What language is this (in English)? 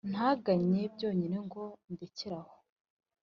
Kinyarwanda